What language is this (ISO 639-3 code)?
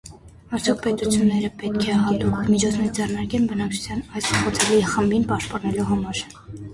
hye